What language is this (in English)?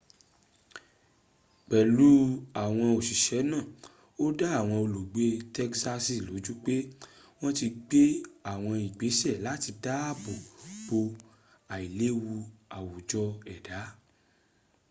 Yoruba